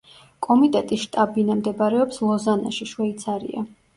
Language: Georgian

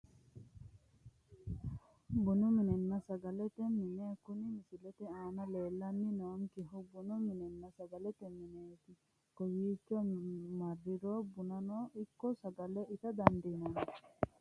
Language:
Sidamo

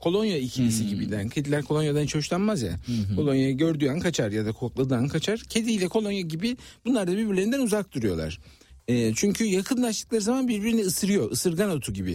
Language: Turkish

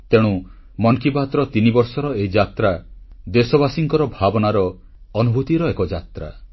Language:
Odia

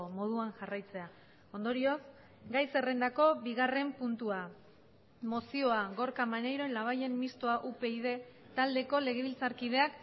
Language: Basque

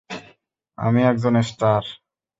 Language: Bangla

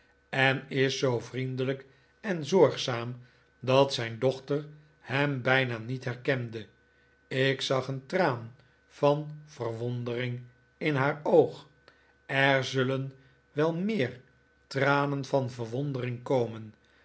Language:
Dutch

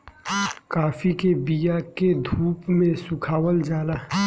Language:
Bhojpuri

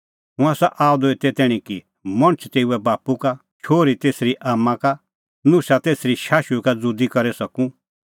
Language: Kullu Pahari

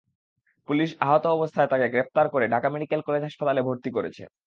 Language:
Bangla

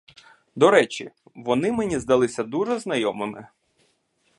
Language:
Ukrainian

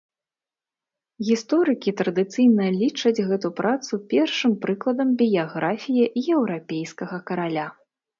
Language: Belarusian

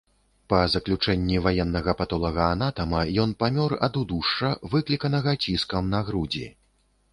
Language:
Belarusian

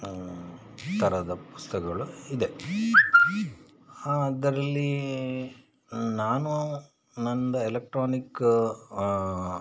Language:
Kannada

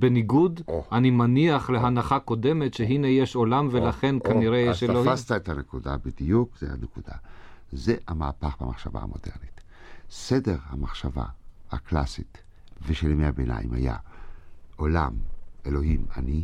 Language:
Hebrew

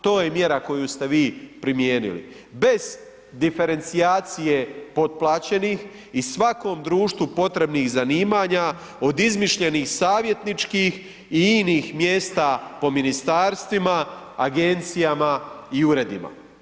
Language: Croatian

